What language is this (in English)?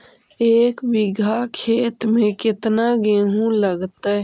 Magahi